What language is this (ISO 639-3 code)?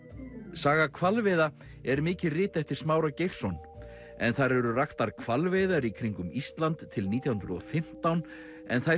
isl